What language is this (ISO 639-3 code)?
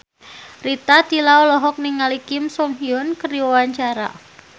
sun